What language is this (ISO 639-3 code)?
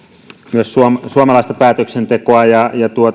fin